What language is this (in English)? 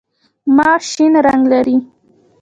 Pashto